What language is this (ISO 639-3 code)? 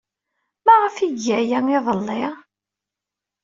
kab